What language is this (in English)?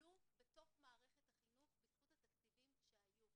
Hebrew